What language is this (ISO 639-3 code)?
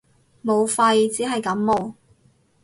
yue